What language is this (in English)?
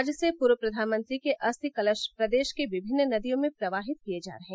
Hindi